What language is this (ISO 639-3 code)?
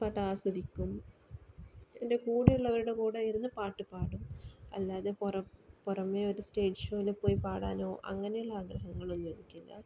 mal